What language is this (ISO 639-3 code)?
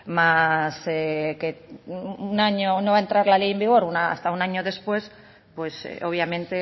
spa